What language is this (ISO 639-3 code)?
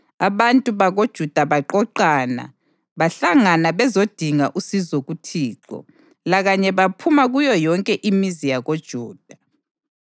nde